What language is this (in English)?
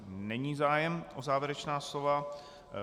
Czech